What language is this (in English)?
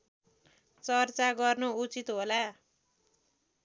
Nepali